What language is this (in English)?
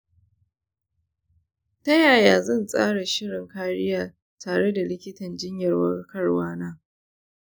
Hausa